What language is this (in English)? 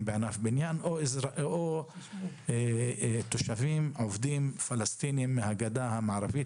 Hebrew